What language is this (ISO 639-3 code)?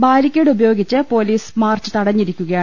mal